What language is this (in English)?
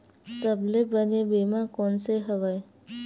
Chhattisgarhi